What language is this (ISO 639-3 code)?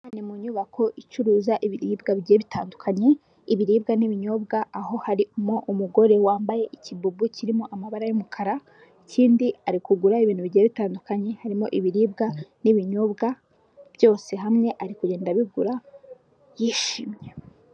kin